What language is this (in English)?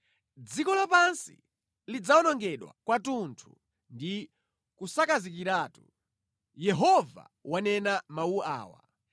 Nyanja